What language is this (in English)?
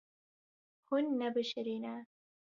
Kurdish